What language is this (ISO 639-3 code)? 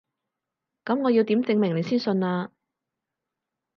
yue